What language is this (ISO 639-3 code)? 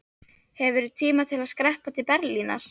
isl